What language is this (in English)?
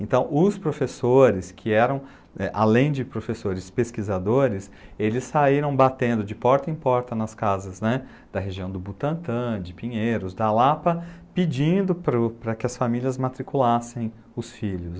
Portuguese